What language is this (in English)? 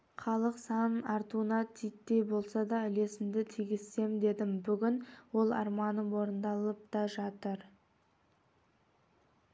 Kazakh